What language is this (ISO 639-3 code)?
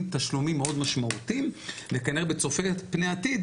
heb